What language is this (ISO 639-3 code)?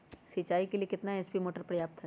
mag